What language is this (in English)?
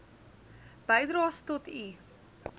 Afrikaans